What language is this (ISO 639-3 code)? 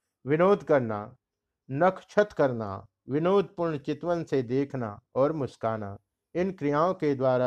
hin